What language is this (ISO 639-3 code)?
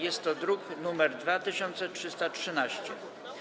pol